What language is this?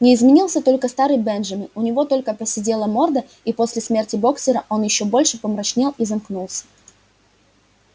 Russian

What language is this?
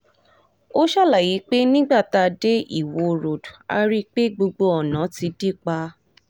Yoruba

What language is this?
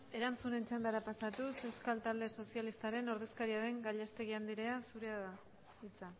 Basque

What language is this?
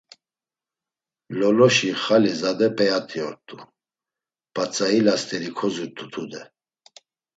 Laz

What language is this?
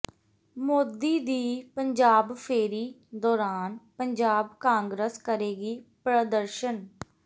Punjabi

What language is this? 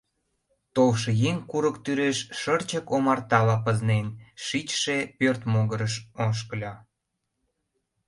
Mari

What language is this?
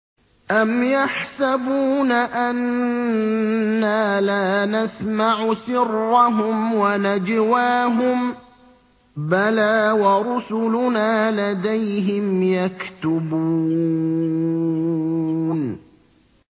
Arabic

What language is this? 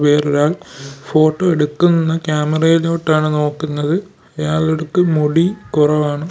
Malayalam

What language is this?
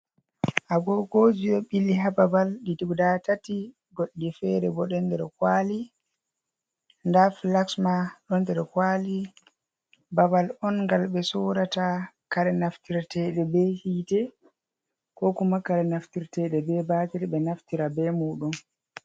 Fula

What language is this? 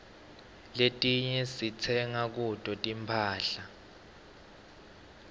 Swati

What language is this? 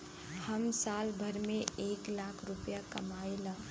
Bhojpuri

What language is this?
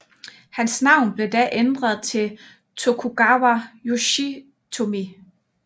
Danish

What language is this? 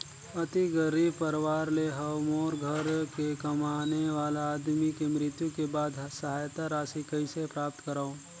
Chhattisgarhi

